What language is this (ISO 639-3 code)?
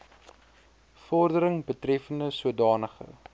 afr